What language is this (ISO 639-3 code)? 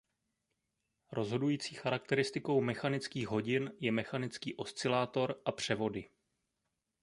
ces